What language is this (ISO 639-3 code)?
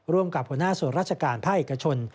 tha